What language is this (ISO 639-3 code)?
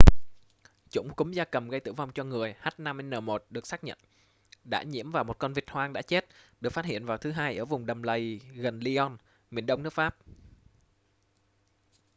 vie